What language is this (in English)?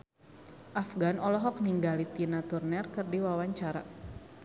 Sundanese